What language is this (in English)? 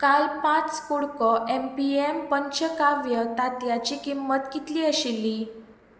Konkani